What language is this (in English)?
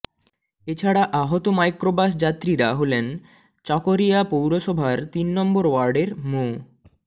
Bangla